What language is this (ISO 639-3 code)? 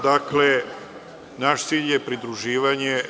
srp